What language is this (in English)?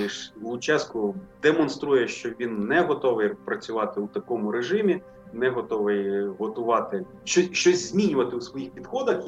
Ukrainian